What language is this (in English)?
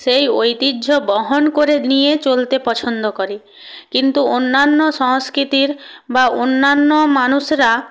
Bangla